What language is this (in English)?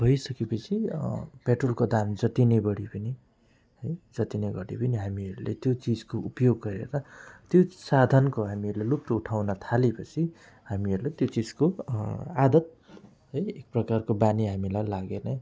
Nepali